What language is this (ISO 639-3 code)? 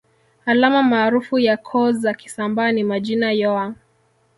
swa